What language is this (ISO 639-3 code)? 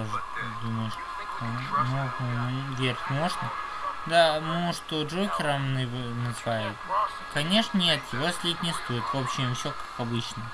rus